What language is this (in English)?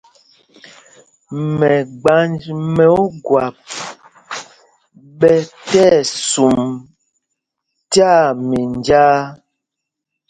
Mpumpong